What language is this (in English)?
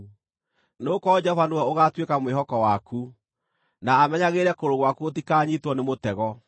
Kikuyu